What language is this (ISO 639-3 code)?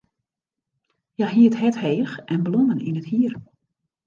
fry